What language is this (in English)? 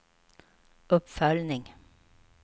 Swedish